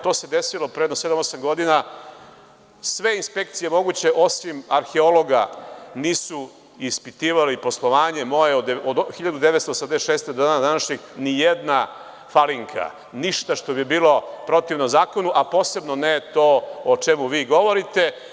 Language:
Serbian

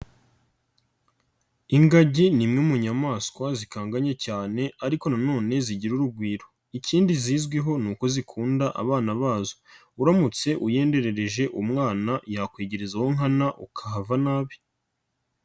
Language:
Kinyarwanda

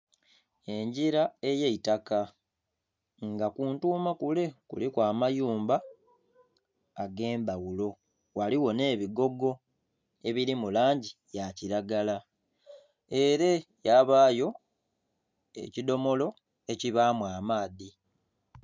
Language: Soga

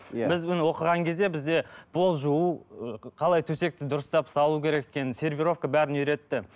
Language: Kazakh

